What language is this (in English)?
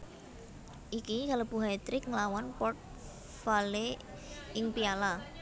Javanese